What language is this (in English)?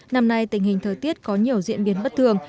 Vietnamese